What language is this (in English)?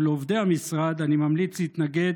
Hebrew